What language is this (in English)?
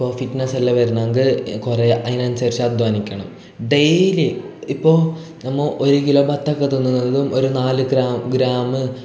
Malayalam